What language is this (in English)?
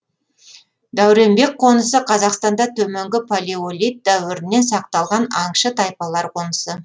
Kazakh